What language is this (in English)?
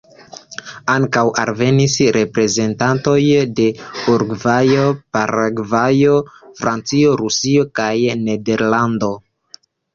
Esperanto